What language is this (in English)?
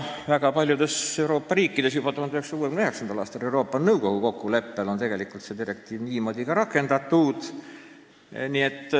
Estonian